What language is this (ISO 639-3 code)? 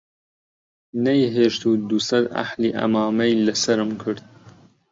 ckb